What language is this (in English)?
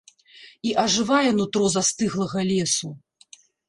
Belarusian